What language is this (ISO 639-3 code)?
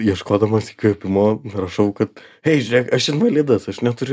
lit